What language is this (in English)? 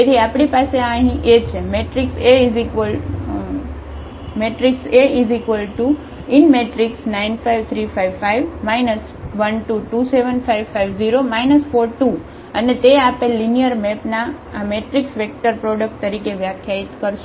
Gujarati